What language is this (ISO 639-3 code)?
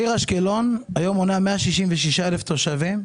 heb